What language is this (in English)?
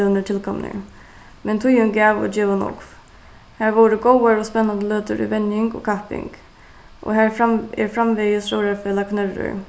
Faroese